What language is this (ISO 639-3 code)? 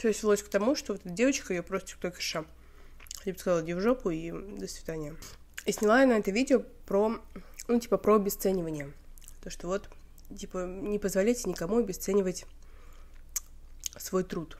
rus